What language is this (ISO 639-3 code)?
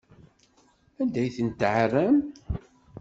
kab